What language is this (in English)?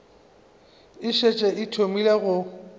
Northern Sotho